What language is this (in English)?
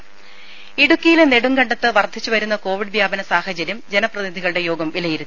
Malayalam